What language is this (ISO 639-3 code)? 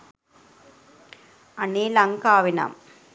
sin